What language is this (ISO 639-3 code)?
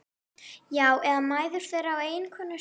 isl